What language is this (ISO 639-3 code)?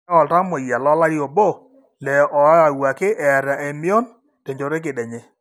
mas